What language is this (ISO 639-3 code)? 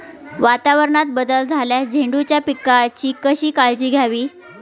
mar